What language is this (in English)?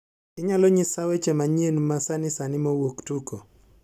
Luo (Kenya and Tanzania)